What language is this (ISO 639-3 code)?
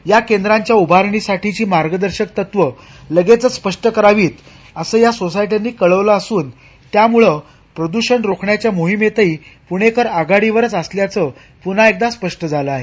mar